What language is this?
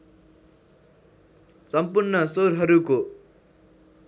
Nepali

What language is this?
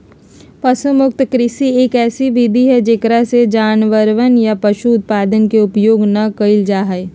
Magahi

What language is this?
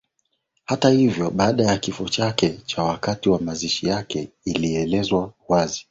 Swahili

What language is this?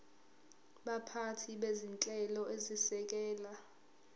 Zulu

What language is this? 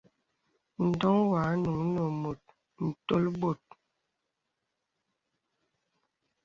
Bebele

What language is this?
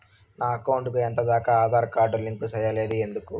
Telugu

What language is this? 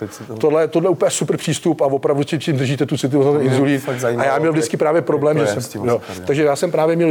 Czech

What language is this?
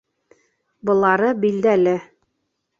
Bashkir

